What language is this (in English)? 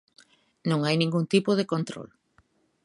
Galician